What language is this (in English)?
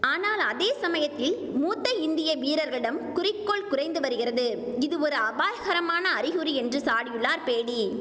Tamil